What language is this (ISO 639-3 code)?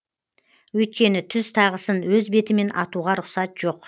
kaz